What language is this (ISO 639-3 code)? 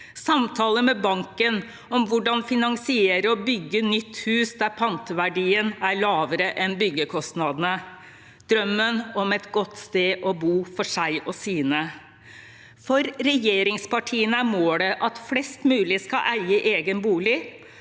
nor